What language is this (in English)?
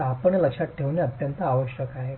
Marathi